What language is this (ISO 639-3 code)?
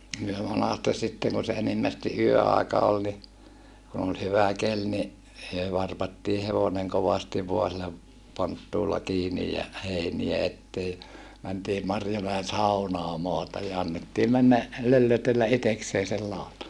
fin